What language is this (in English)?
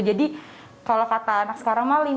Indonesian